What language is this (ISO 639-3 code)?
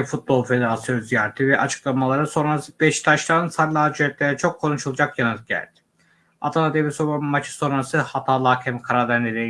tur